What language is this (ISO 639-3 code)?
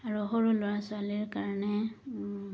asm